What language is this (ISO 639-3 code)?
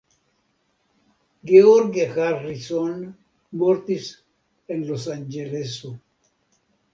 epo